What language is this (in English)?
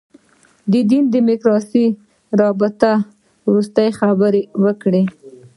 Pashto